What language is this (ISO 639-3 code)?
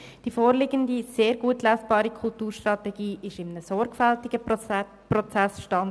gsw